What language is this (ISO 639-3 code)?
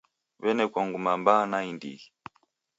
dav